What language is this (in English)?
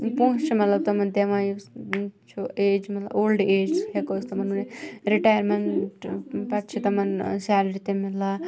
Kashmiri